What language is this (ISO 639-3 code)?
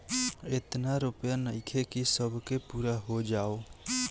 bho